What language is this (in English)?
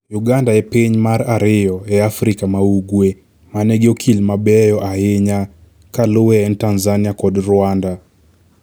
Luo (Kenya and Tanzania)